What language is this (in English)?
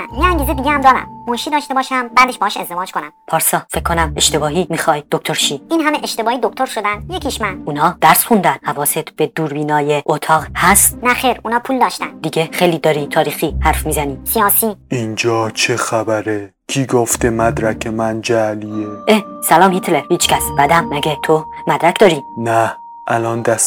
Persian